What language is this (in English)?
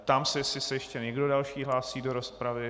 Czech